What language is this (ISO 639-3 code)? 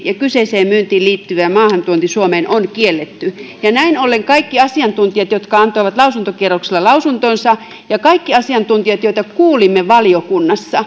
fin